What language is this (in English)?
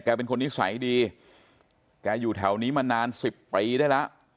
Thai